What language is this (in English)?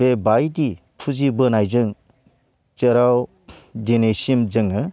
Bodo